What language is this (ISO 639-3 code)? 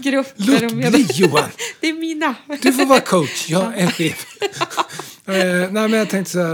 swe